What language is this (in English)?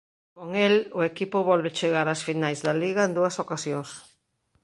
Galician